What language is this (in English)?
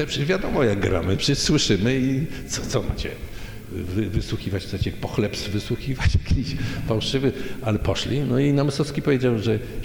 Polish